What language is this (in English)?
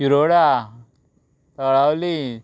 Konkani